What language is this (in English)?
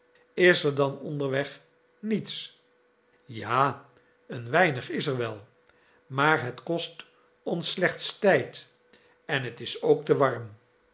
Dutch